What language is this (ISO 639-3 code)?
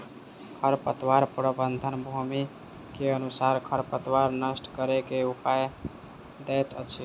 mai